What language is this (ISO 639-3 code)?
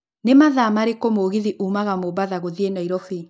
kik